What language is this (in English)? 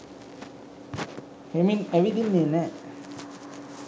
Sinhala